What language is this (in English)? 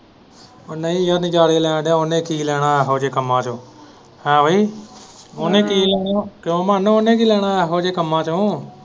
Punjabi